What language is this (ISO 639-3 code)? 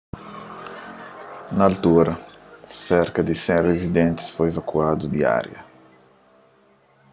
kea